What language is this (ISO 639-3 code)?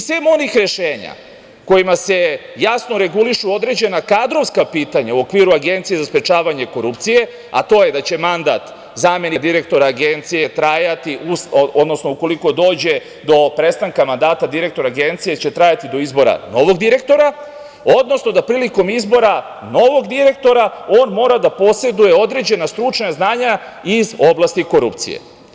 srp